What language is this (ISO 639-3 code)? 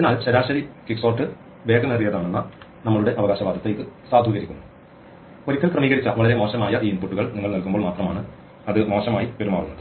mal